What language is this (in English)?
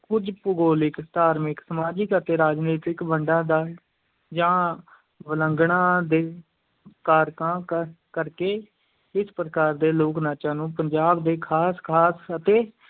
Punjabi